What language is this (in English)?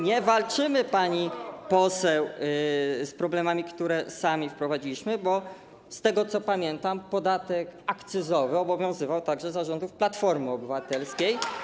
Polish